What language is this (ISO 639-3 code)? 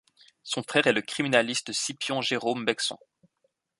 fra